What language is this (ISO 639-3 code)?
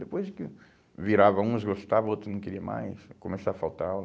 por